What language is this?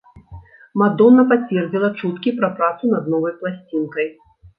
Belarusian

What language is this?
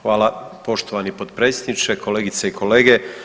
Croatian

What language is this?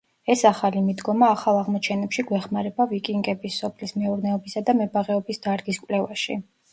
Georgian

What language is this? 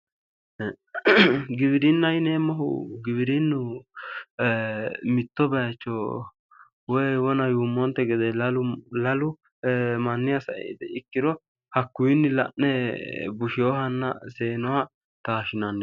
Sidamo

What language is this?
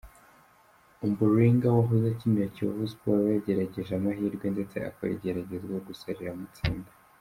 Kinyarwanda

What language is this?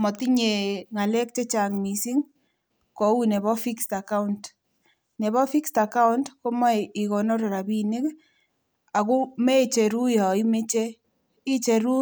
Kalenjin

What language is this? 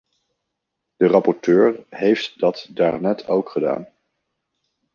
Dutch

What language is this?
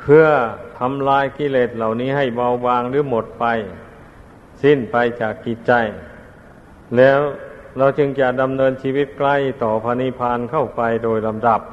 Thai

